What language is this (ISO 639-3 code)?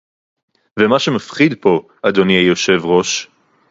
heb